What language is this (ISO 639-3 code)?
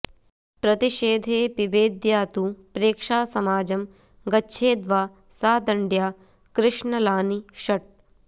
san